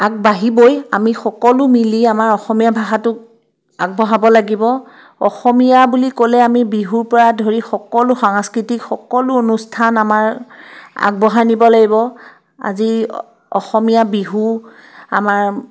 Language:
Assamese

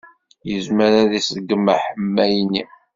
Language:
Kabyle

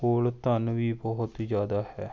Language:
Punjabi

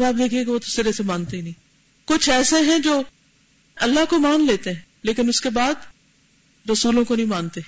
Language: Urdu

